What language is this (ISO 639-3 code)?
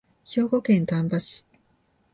jpn